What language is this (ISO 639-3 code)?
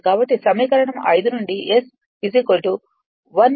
tel